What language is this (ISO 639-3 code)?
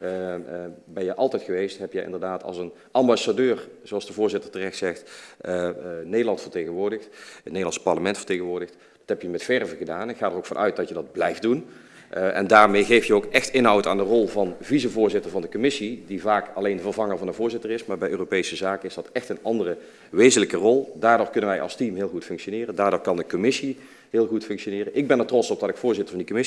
nld